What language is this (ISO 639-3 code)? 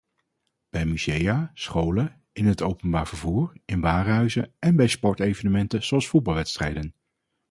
nld